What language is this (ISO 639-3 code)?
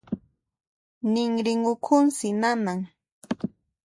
qxp